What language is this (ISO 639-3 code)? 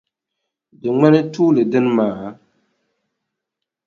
dag